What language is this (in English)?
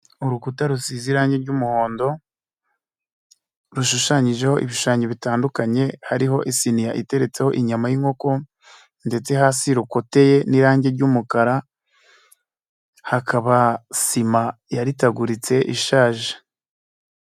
Kinyarwanda